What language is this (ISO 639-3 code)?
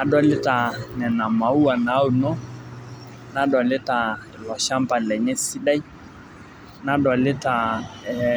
mas